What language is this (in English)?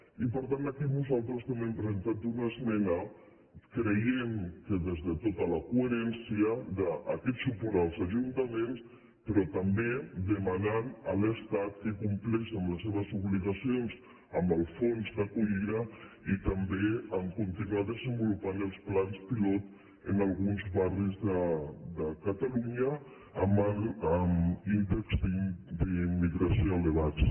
Catalan